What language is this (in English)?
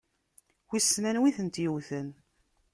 Kabyle